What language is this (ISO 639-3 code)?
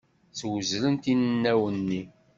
kab